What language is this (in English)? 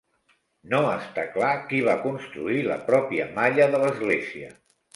Catalan